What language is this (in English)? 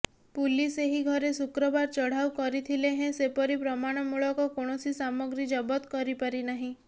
Odia